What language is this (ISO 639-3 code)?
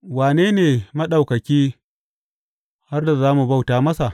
hau